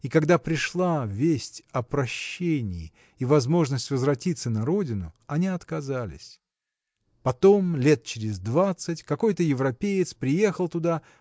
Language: Russian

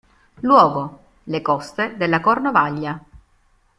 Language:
Italian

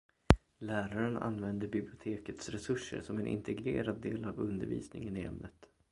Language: Swedish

